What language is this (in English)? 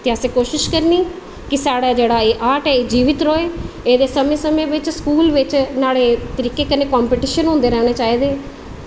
Dogri